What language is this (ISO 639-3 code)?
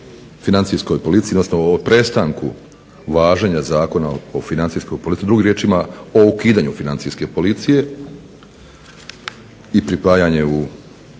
hrv